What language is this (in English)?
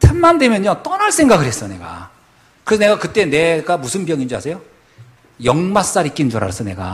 Korean